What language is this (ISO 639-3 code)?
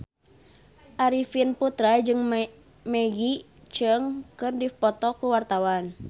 sun